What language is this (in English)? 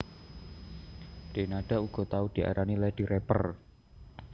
Javanese